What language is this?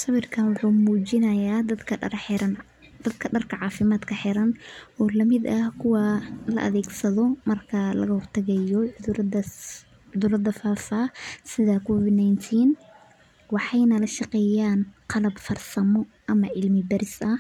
Somali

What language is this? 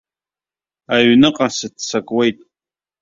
Abkhazian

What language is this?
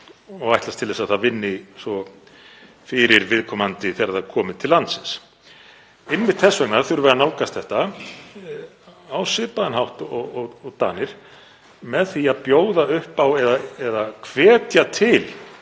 Icelandic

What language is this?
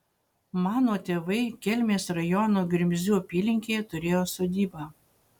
Lithuanian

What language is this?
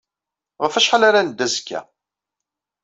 Kabyle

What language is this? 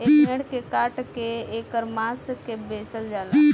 Bhojpuri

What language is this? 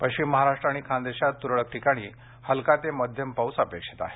Marathi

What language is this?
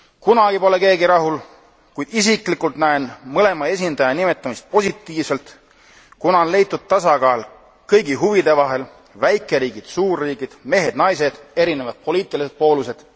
Estonian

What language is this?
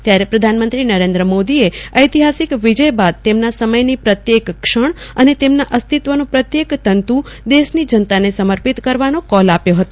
Gujarati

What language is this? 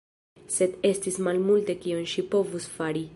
Esperanto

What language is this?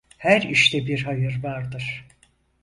Turkish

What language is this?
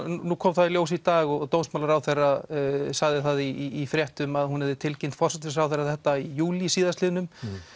Icelandic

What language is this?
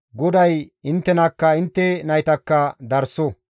Gamo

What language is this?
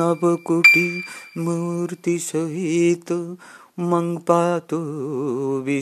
Bangla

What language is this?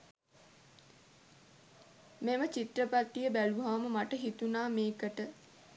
Sinhala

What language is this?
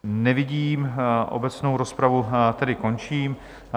Czech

